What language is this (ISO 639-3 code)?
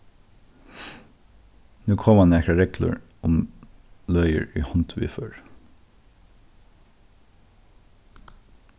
fao